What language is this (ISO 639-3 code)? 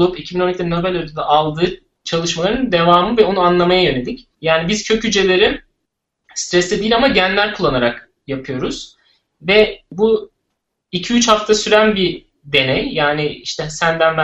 tur